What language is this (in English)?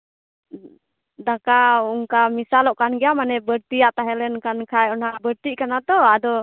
Santali